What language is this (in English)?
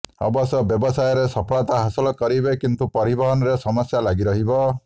Odia